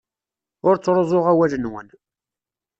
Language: Kabyle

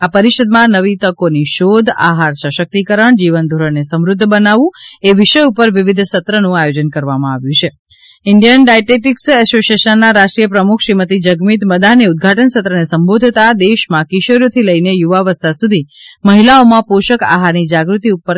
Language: Gujarati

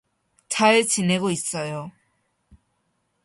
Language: Korean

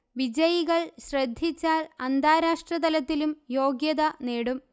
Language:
Malayalam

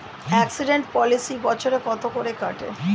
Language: Bangla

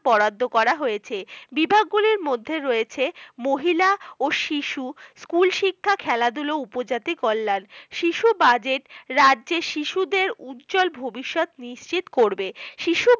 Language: Bangla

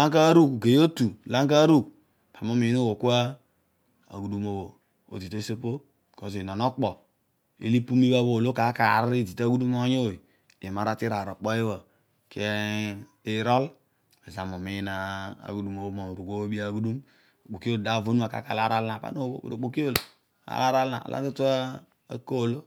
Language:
Odual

